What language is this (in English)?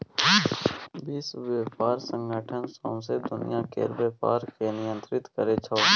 Maithili